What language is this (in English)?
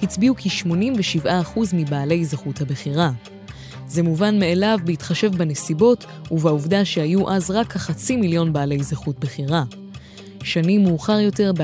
Hebrew